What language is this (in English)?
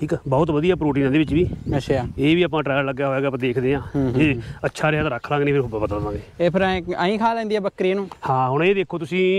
Punjabi